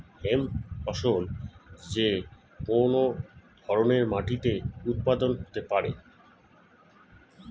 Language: Bangla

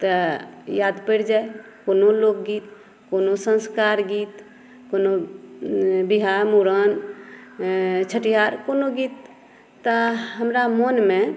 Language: Maithili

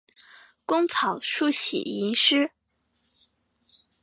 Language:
Chinese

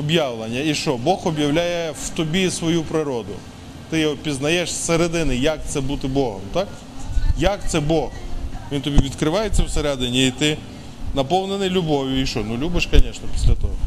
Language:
Ukrainian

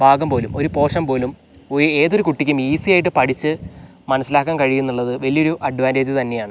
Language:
Malayalam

